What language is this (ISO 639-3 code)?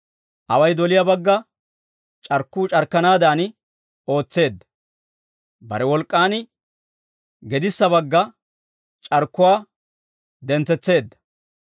dwr